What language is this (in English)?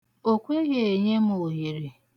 Igbo